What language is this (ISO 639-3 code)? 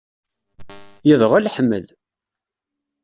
kab